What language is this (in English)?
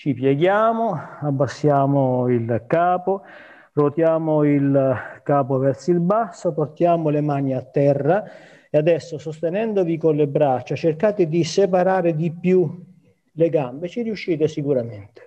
Italian